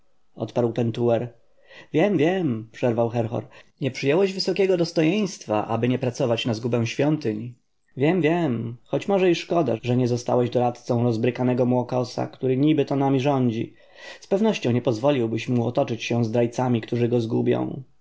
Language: Polish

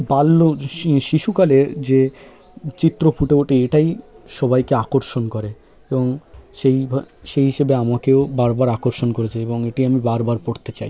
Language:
Bangla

